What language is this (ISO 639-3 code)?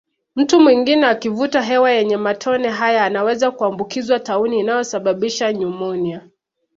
swa